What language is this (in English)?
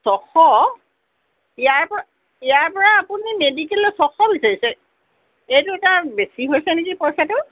Assamese